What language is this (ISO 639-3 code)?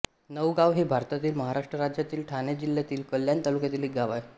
mar